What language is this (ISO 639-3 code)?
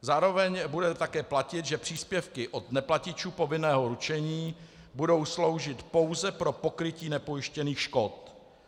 ces